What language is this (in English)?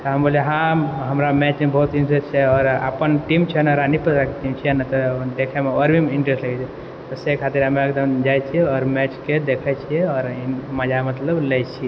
Maithili